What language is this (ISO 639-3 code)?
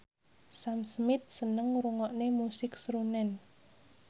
jav